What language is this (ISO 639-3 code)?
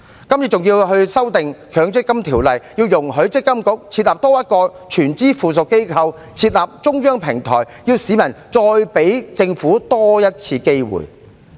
yue